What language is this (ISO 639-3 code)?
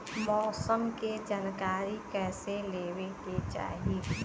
bho